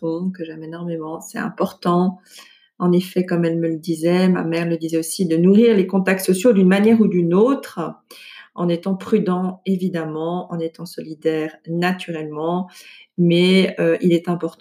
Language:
French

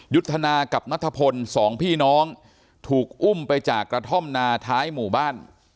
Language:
Thai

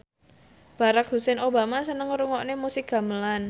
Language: Javanese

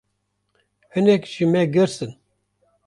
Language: Kurdish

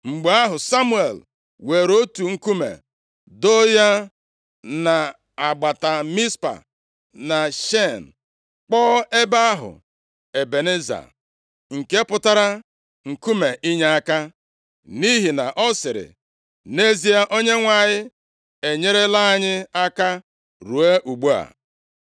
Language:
Igbo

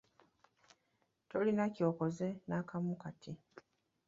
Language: Ganda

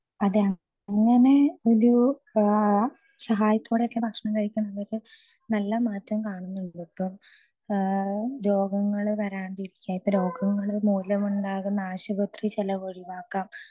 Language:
Malayalam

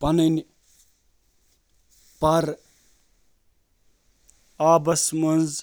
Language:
Kashmiri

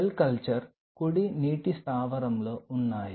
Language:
Telugu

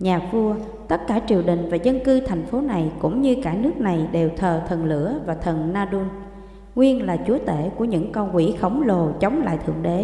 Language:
Vietnamese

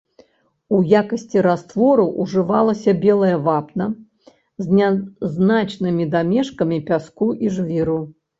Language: Belarusian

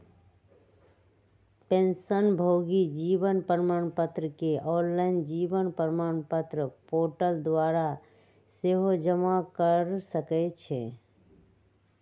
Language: Magahi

